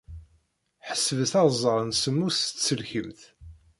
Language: Kabyle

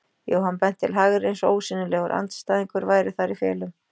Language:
Icelandic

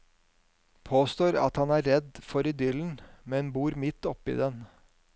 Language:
Norwegian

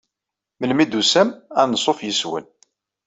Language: Kabyle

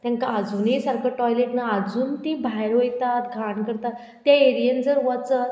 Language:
Konkani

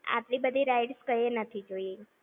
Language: Gujarati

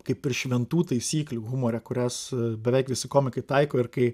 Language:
Lithuanian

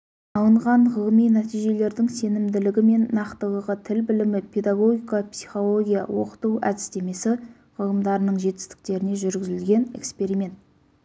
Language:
Kazakh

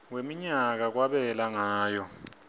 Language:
Swati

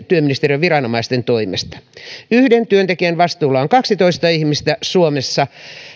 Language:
Finnish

